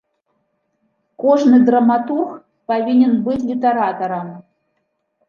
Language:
Belarusian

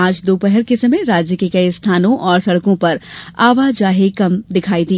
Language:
Hindi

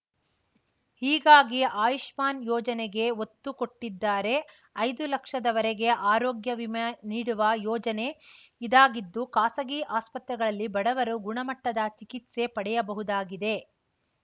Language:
Kannada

